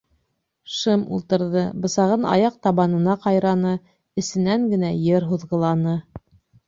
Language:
Bashkir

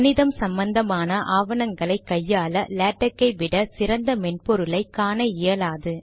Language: Tamil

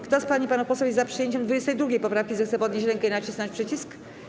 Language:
Polish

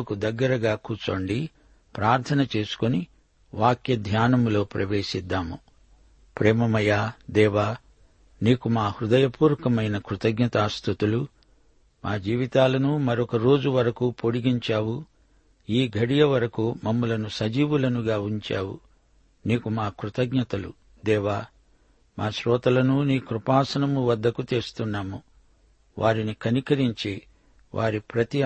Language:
Telugu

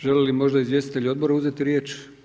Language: Croatian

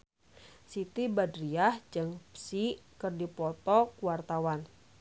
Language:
Sundanese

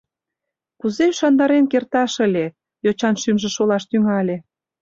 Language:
Mari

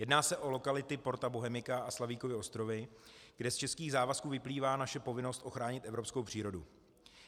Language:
Czech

